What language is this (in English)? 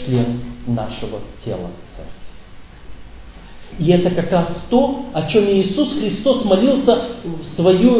Russian